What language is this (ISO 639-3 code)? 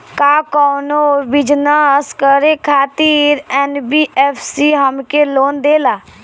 bho